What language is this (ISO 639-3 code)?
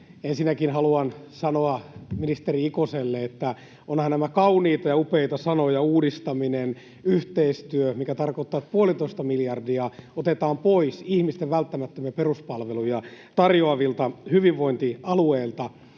fin